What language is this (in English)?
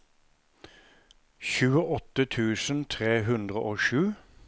Norwegian